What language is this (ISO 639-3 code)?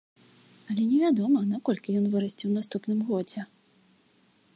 bel